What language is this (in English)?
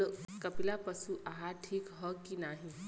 Bhojpuri